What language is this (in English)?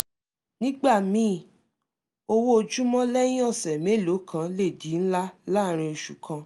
Yoruba